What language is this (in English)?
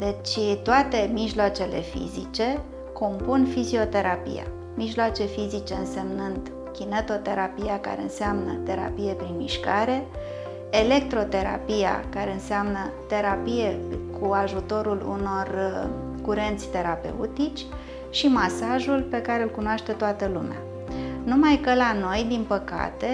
Romanian